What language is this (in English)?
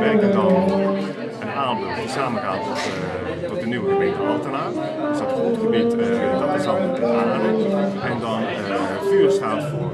Dutch